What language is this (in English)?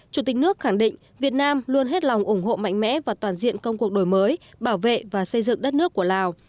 Vietnamese